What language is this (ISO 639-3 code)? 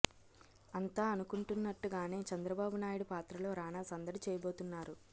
tel